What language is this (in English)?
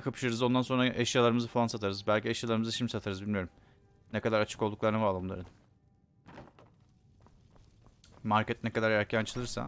Turkish